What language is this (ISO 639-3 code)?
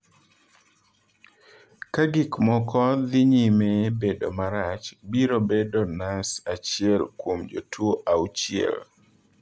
luo